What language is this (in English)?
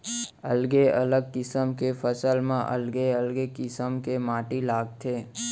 Chhattisgarhi